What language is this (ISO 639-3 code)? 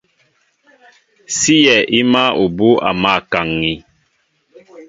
mbo